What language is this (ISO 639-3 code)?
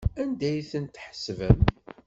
kab